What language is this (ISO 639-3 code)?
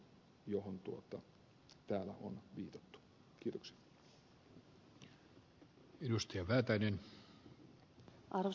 fin